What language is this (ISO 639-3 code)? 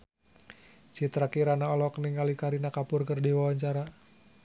sun